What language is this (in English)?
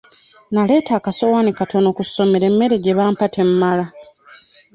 Ganda